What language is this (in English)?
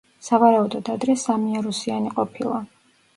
Georgian